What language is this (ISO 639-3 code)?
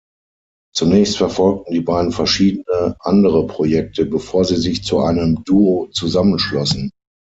deu